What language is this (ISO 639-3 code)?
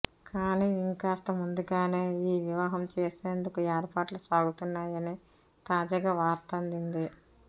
tel